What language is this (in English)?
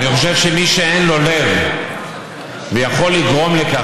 Hebrew